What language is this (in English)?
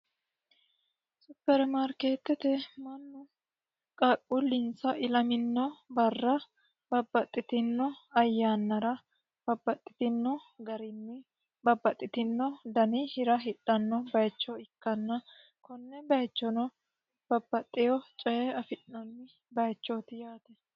Sidamo